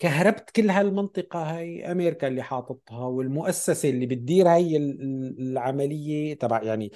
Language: Arabic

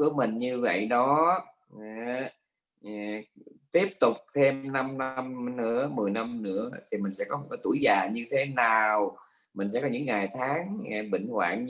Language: Vietnamese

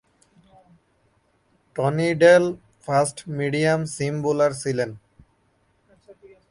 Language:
Bangla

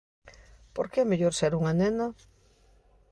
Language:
Galician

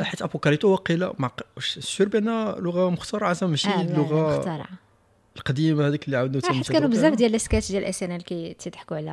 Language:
Arabic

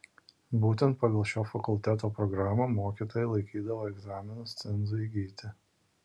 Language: Lithuanian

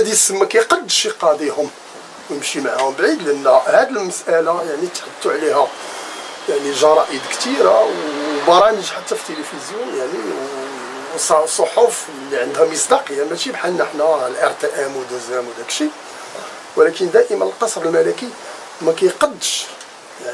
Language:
Arabic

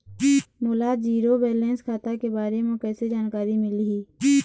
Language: Chhattisgarhi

